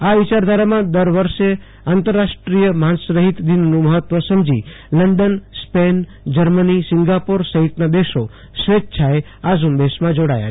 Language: Gujarati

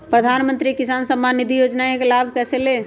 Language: Magahi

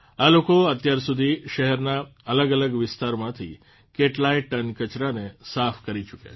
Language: Gujarati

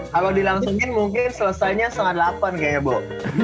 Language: Indonesian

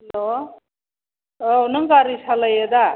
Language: Bodo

